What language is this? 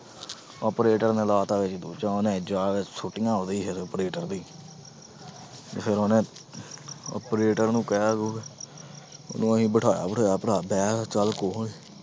Punjabi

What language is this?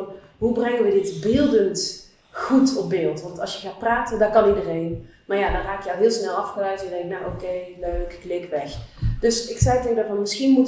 Dutch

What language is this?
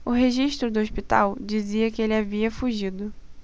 Portuguese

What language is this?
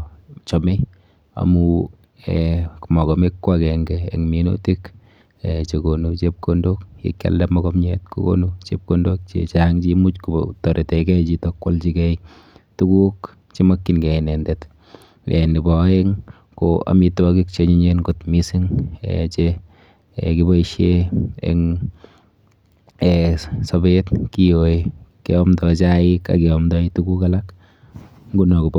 Kalenjin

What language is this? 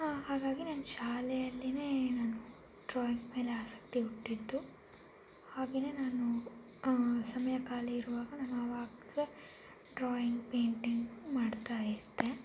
Kannada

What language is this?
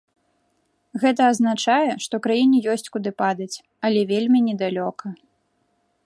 Belarusian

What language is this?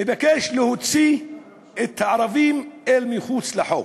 Hebrew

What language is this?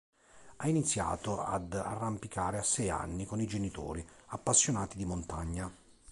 Italian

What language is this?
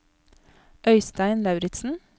Norwegian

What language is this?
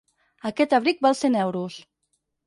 Catalan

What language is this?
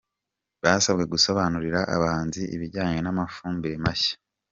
Kinyarwanda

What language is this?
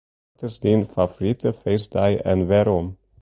Western Frisian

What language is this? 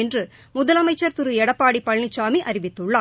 Tamil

